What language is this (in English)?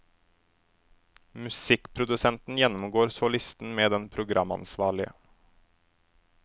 Norwegian